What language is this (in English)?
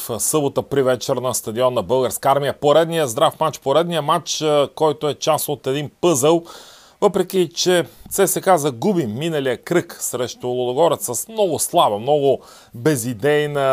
Bulgarian